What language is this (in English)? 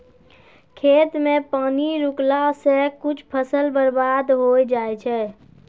Maithili